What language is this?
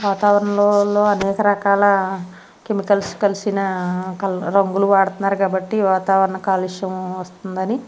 Telugu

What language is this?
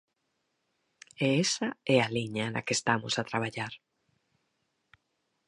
Galician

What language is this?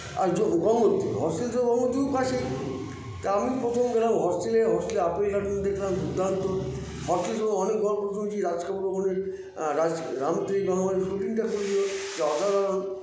Bangla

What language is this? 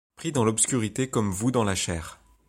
French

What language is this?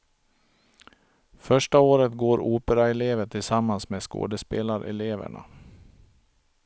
Swedish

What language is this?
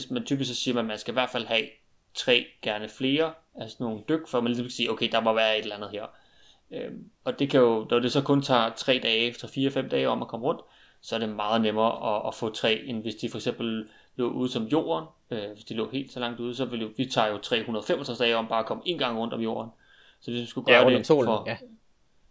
Danish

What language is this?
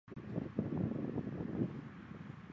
Chinese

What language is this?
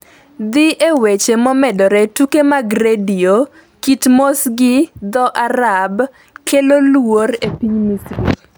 Luo (Kenya and Tanzania)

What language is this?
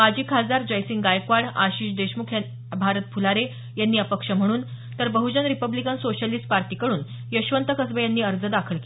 Marathi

